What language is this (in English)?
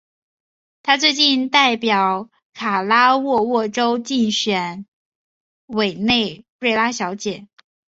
Chinese